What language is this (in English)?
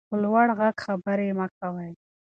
Pashto